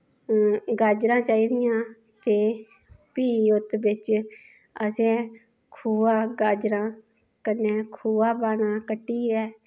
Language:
Dogri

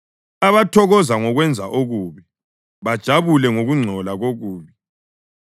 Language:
North Ndebele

